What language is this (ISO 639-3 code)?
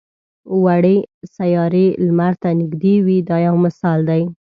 pus